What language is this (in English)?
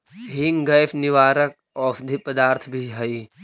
Magahi